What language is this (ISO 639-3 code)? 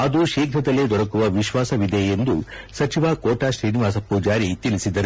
kan